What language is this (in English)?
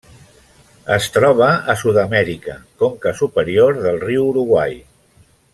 Catalan